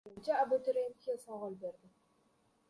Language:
Uzbek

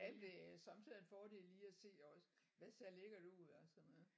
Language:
Danish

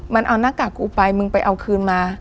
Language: Thai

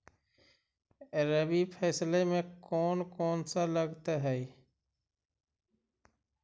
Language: Magahi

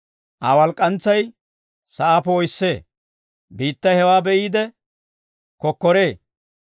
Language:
Dawro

